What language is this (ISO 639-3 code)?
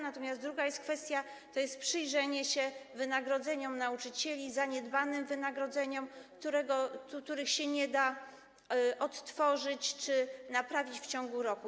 pol